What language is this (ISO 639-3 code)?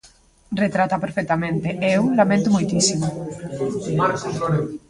glg